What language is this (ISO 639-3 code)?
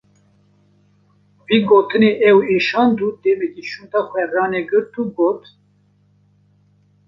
kur